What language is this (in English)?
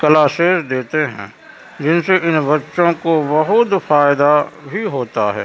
Urdu